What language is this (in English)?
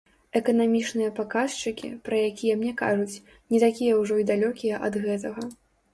Belarusian